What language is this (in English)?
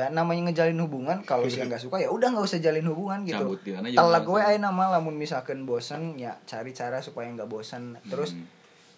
Indonesian